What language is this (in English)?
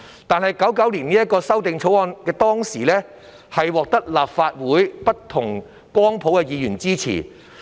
Cantonese